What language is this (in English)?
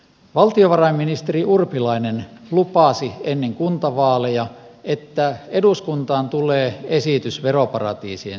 Finnish